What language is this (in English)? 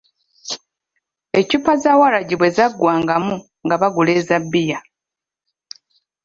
Ganda